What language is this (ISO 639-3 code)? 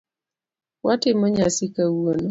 luo